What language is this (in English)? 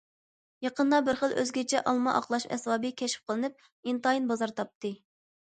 Uyghur